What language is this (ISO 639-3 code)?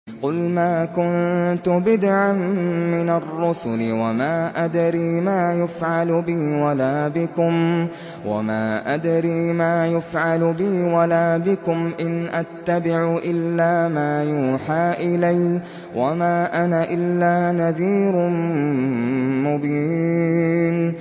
ara